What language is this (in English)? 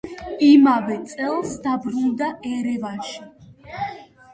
Georgian